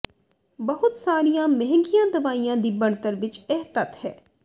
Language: Punjabi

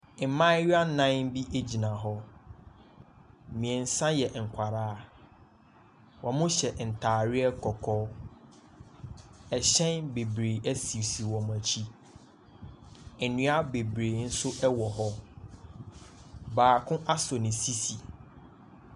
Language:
Akan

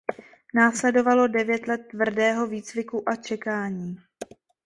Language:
Czech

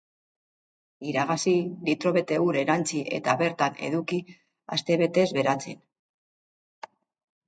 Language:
Basque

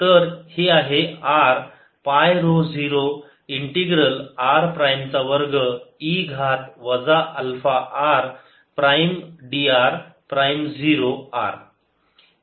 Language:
Marathi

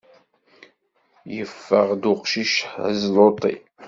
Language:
Kabyle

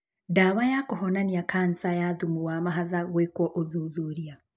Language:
Kikuyu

